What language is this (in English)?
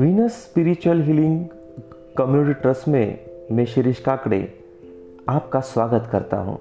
Hindi